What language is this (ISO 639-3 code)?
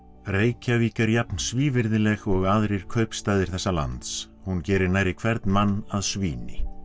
isl